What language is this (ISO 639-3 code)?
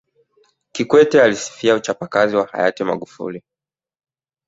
swa